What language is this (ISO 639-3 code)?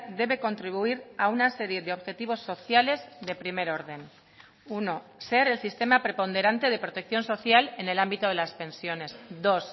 spa